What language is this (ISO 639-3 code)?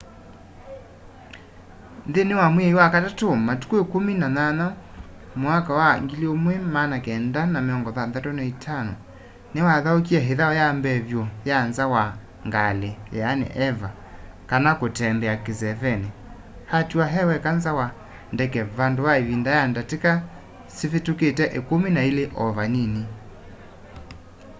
kam